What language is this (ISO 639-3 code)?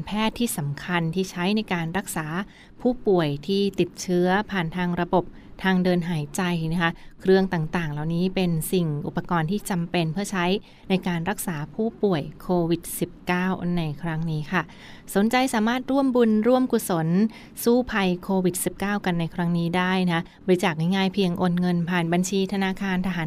tha